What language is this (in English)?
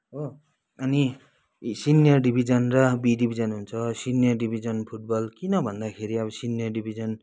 Nepali